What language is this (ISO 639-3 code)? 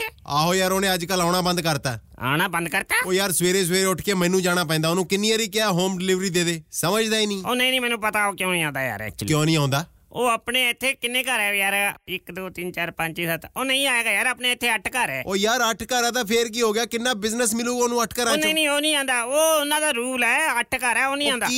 pan